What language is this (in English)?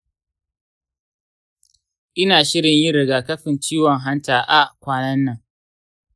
Hausa